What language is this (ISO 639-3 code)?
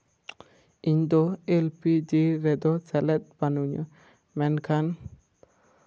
sat